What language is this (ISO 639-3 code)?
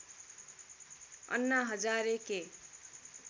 nep